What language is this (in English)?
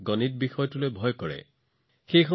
Assamese